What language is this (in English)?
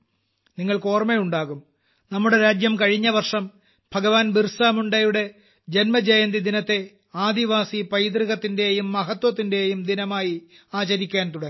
Malayalam